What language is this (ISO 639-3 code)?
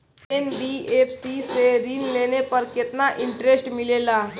bho